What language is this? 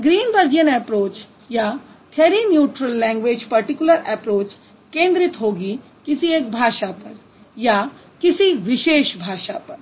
Hindi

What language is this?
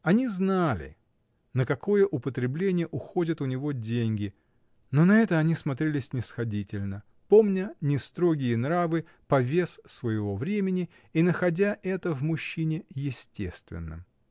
Russian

